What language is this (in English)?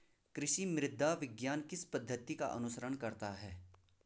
Hindi